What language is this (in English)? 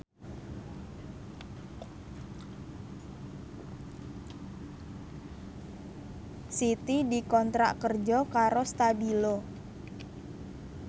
Javanese